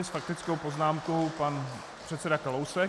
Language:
Czech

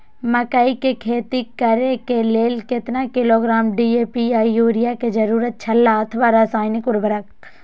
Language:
Maithili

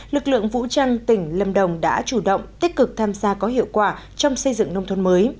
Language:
Vietnamese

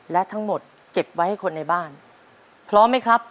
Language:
Thai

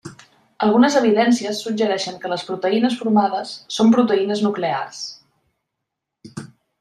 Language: Catalan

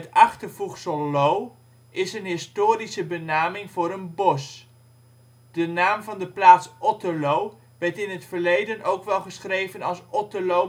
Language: Dutch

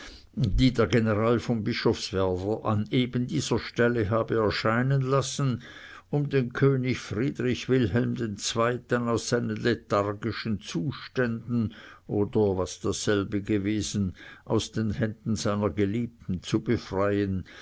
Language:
German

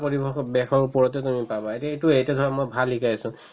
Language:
Assamese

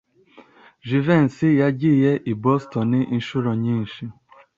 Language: Kinyarwanda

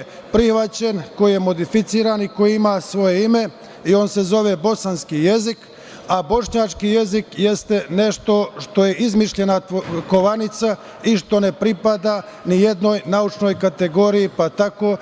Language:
Serbian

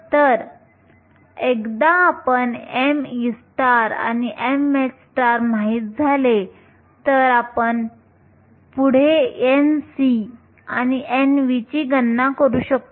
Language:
Marathi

